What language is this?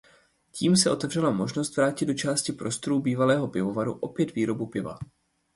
Czech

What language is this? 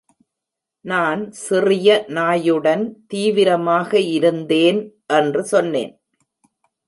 Tamil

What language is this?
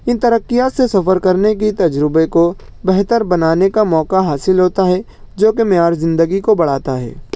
Urdu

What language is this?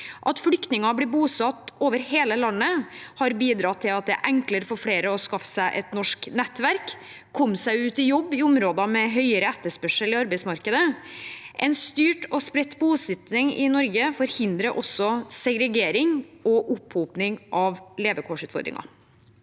Norwegian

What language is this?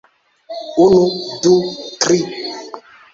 Esperanto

